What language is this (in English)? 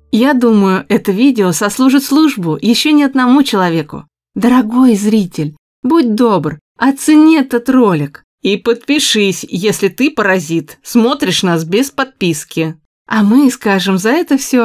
Russian